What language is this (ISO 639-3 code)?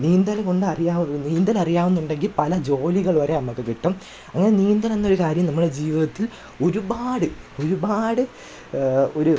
mal